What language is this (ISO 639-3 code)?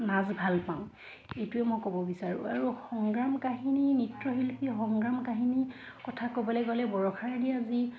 asm